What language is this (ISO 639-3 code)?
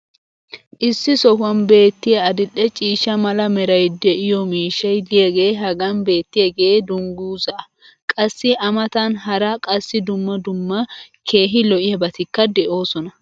wal